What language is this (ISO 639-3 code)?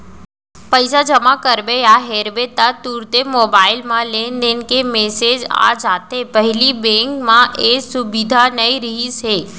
hne